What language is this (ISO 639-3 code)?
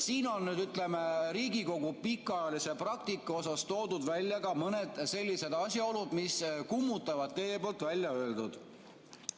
est